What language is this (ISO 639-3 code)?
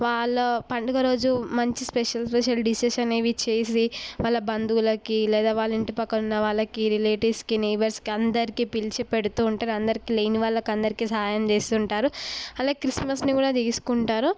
tel